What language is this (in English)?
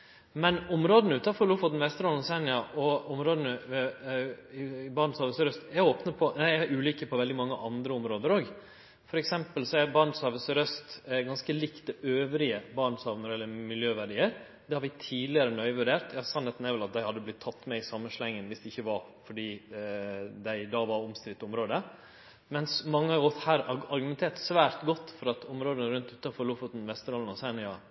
Norwegian Nynorsk